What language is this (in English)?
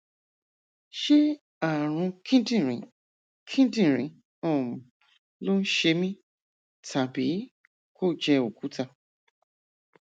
Yoruba